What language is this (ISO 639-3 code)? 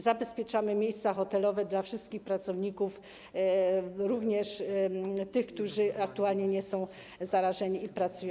pol